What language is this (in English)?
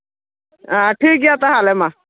Santali